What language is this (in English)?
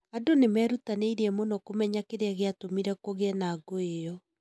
Kikuyu